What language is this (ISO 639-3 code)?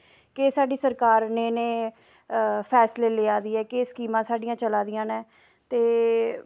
doi